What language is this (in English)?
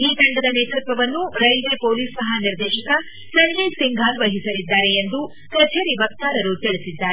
Kannada